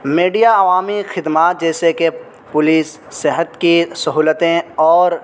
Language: Urdu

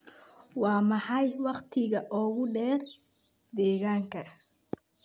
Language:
Somali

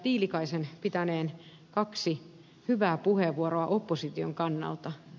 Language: Finnish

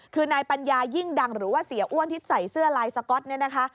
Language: Thai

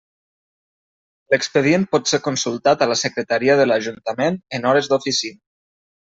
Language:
Catalan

